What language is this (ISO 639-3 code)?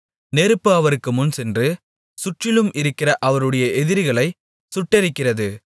tam